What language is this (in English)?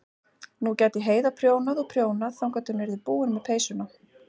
Icelandic